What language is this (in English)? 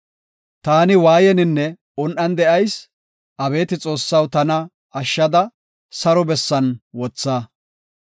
Gofa